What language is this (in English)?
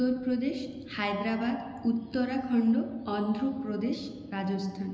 Bangla